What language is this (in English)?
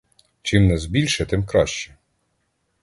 Ukrainian